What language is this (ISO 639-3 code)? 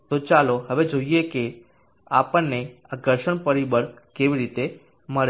guj